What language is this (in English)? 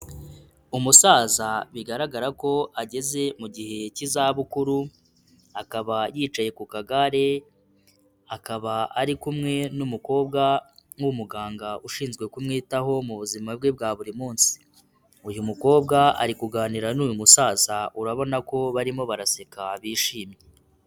Kinyarwanda